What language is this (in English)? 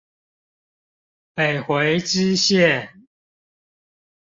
Chinese